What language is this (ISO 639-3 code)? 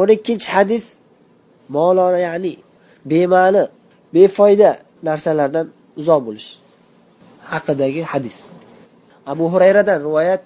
bul